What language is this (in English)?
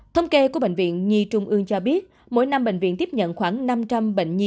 Vietnamese